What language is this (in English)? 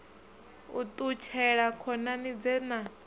Venda